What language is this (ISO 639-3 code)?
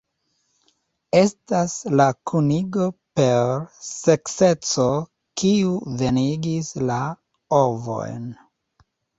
epo